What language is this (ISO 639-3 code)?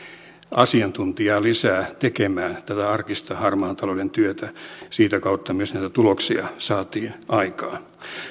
fin